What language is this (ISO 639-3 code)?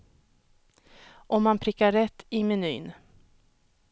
swe